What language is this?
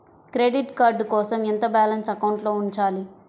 Telugu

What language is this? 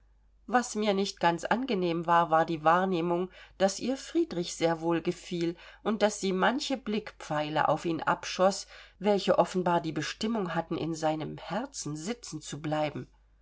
German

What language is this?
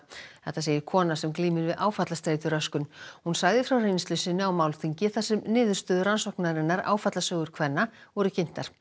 Icelandic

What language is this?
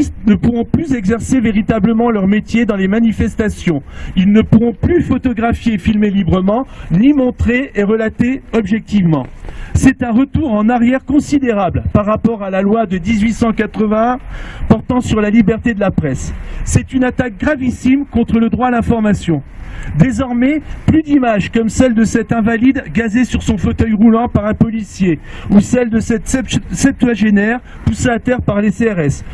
French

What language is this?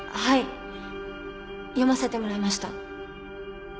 Japanese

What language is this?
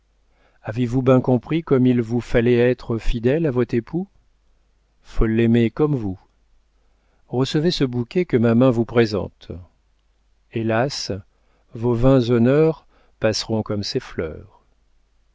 French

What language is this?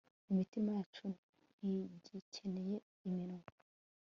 Kinyarwanda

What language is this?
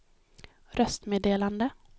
Swedish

